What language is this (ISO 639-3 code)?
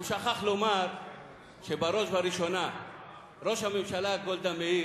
heb